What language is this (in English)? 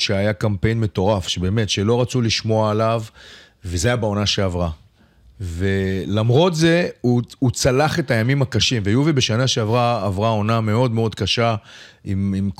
Hebrew